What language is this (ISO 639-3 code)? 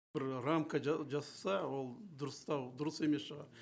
kaz